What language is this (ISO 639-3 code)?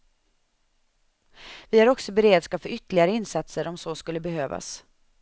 swe